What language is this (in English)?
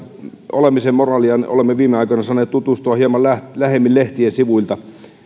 Finnish